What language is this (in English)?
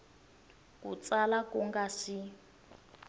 Tsonga